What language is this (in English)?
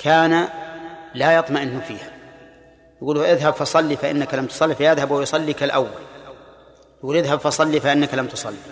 Arabic